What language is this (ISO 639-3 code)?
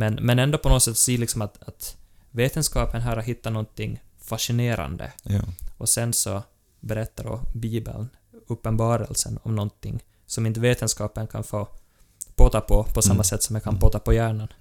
swe